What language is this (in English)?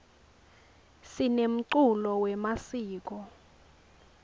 Swati